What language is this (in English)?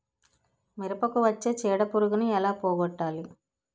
Telugu